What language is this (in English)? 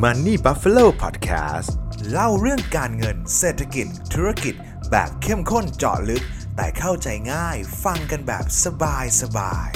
Thai